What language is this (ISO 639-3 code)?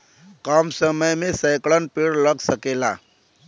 bho